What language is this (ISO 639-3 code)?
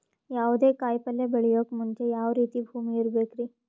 kan